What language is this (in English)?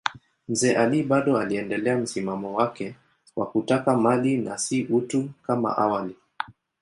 Swahili